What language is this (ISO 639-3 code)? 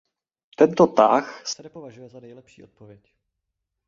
ces